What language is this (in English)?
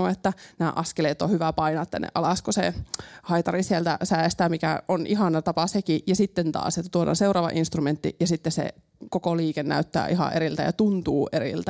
Finnish